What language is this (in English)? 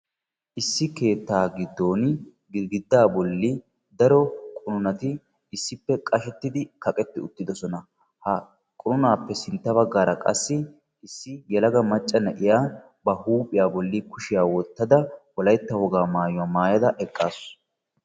Wolaytta